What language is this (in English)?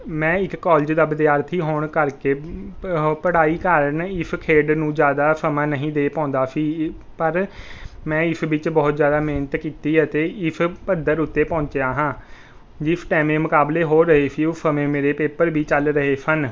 Punjabi